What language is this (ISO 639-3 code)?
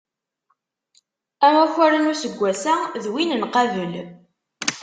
kab